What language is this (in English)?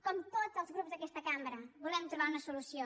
Catalan